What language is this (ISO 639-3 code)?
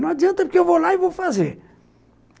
por